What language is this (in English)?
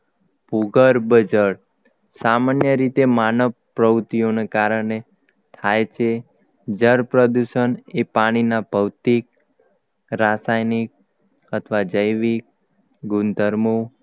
Gujarati